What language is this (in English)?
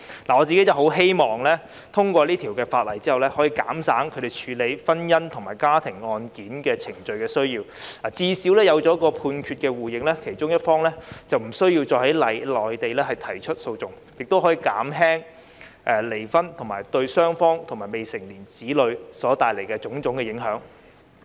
Cantonese